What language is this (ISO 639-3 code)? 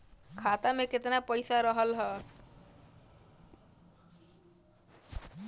bho